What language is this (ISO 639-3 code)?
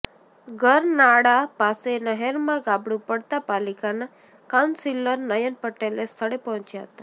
guj